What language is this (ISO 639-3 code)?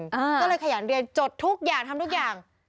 tha